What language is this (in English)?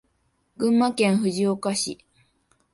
Japanese